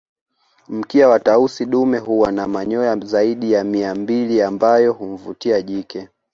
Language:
Swahili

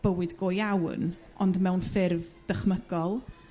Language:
Welsh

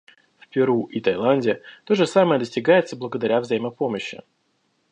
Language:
Russian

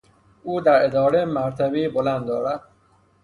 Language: Persian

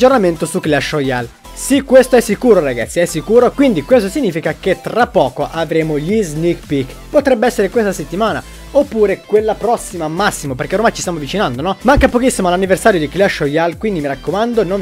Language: Italian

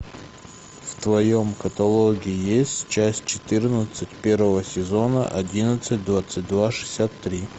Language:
Russian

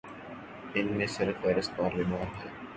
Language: Urdu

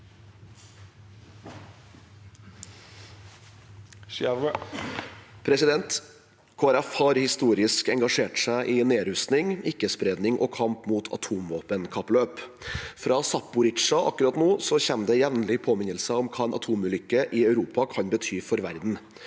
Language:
Norwegian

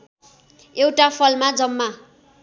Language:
Nepali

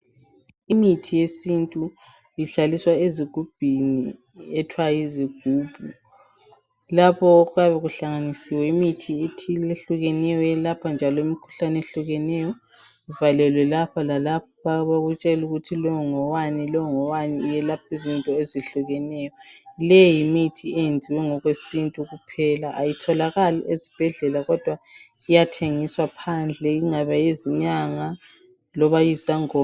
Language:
North Ndebele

